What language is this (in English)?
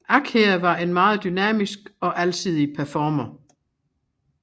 Danish